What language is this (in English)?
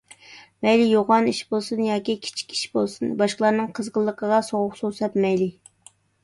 Uyghur